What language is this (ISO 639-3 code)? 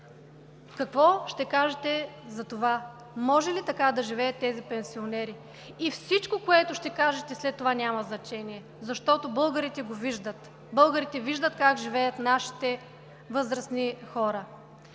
bul